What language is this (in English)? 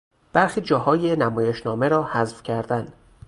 Persian